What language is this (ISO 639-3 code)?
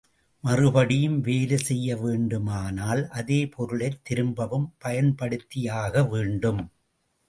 tam